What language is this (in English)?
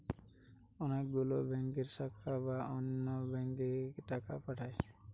Bangla